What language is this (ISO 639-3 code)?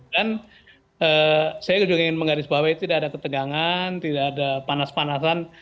ind